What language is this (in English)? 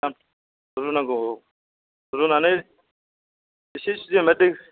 Bodo